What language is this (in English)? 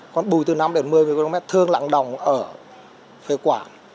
Vietnamese